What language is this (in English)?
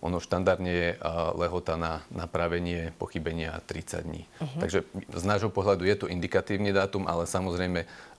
Slovak